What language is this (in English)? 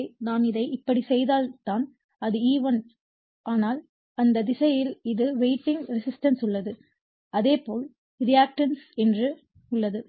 Tamil